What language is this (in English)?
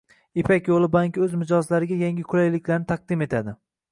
Uzbek